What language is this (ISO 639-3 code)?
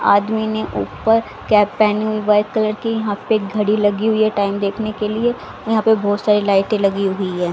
hin